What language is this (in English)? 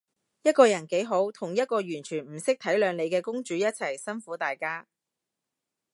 Cantonese